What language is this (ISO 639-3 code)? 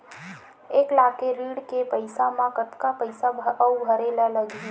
hne